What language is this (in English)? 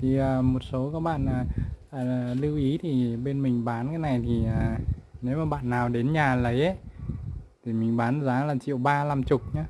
Vietnamese